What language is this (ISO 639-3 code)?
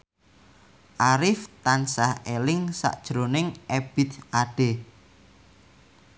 jav